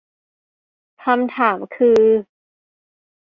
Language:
Thai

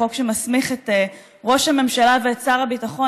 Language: Hebrew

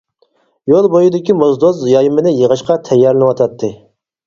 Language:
Uyghur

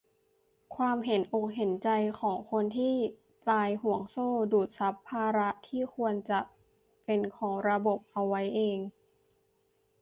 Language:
Thai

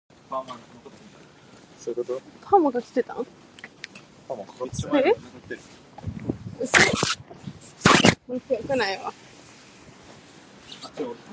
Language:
English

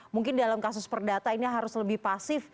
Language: Indonesian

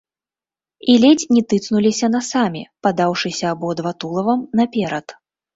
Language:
Belarusian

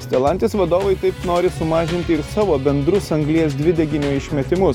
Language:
Lithuanian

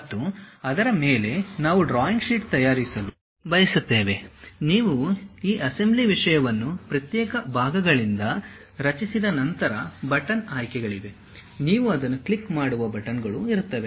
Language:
Kannada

